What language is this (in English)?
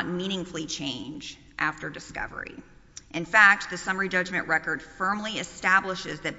English